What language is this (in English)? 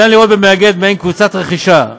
Hebrew